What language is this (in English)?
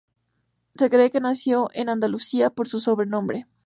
Spanish